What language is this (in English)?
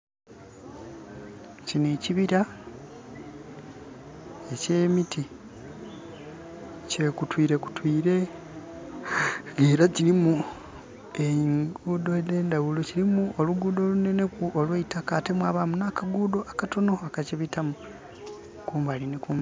Soga